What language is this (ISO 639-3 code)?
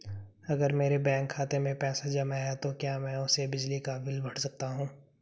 hin